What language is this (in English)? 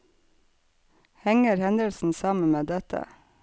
Norwegian